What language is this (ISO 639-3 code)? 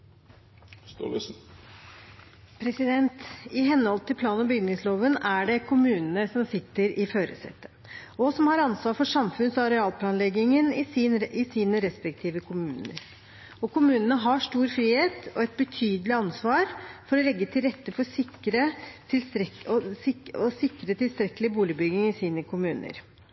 nor